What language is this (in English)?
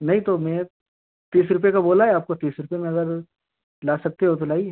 Hindi